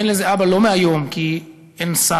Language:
Hebrew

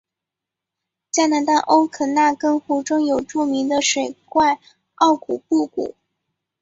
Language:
Chinese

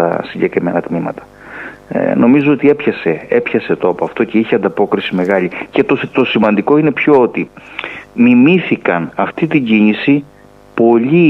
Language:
Greek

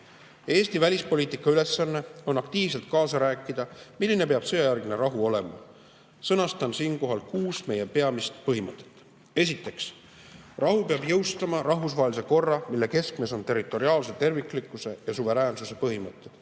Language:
Estonian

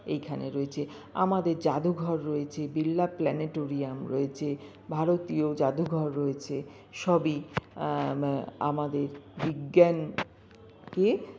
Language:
Bangla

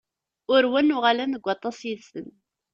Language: Kabyle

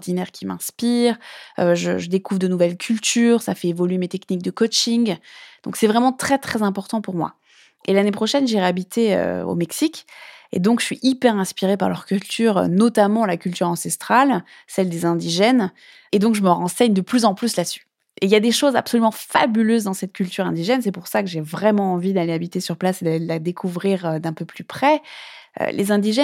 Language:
French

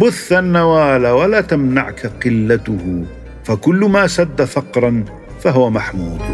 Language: Arabic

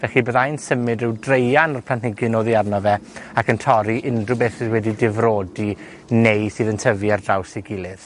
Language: Welsh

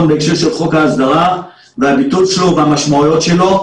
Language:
Hebrew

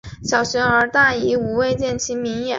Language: Chinese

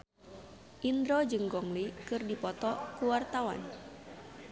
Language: Sundanese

